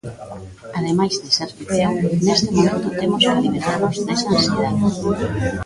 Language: Galician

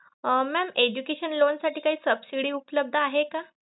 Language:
Marathi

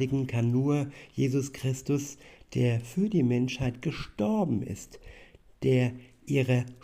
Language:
German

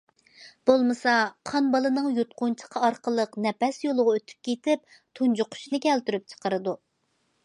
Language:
Uyghur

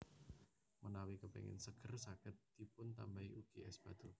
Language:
Javanese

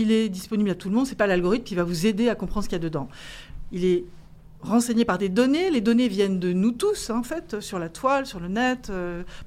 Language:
French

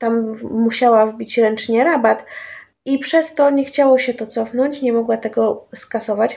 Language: Polish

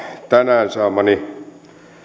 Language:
Finnish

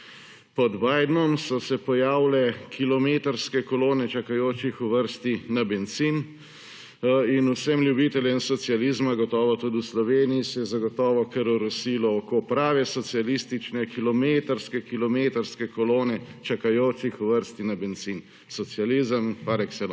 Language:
Slovenian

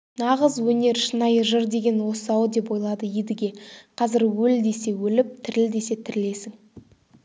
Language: Kazakh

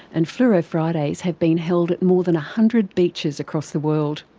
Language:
English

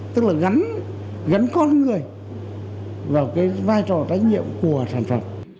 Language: Vietnamese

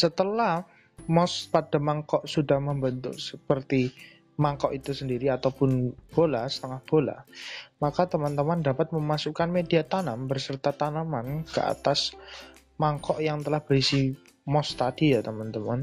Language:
Indonesian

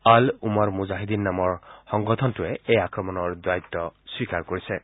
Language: Assamese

